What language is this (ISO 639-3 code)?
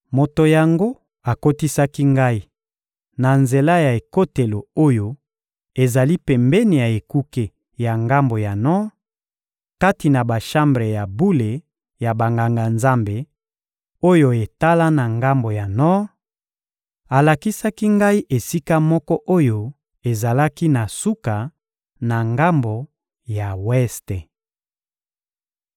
lin